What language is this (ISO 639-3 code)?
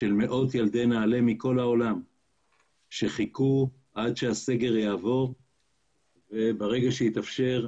heb